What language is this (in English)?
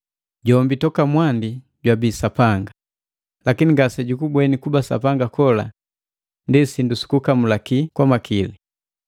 Matengo